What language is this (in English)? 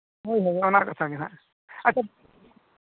Santali